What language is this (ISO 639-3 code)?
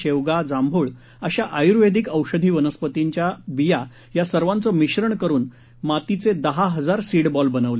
mar